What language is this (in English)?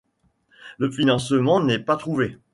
French